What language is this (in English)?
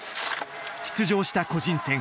Japanese